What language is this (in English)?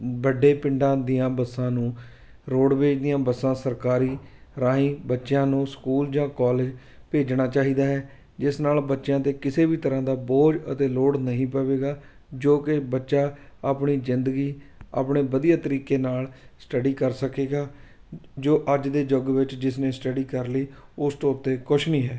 Punjabi